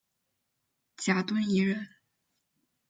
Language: Chinese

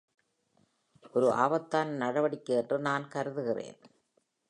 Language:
Tamil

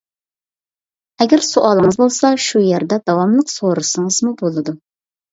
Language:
Uyghur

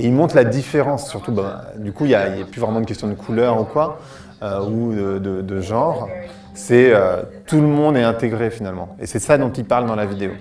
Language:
French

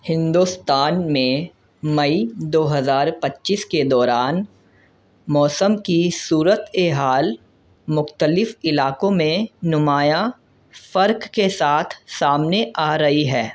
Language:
Urdu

